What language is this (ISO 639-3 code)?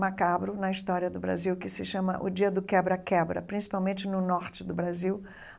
por